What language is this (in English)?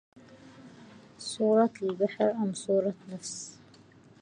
Arabic